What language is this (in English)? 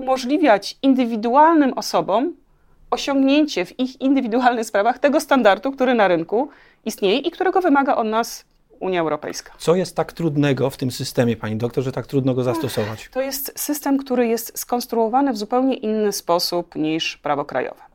Polish